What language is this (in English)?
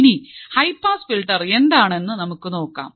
Malayalam